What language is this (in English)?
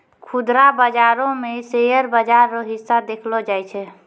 Maithili